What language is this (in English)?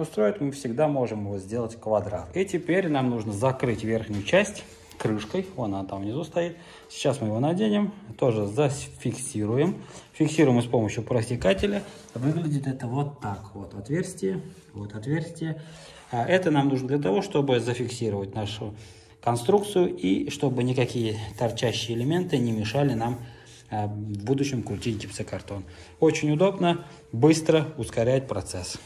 Russian